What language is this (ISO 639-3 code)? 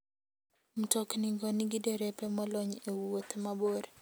luo